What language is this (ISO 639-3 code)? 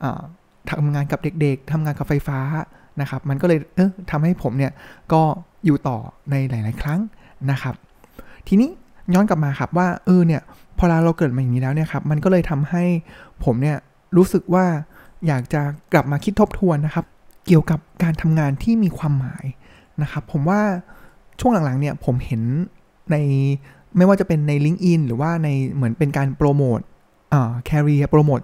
tha